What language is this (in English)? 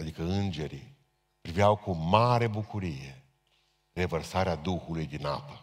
Romanian